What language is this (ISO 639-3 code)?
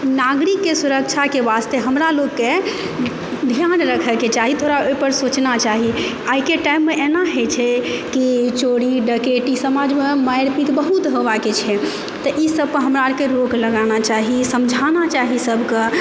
mai